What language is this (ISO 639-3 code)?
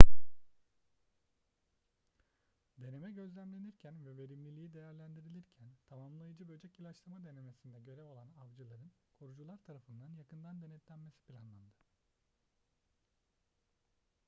tur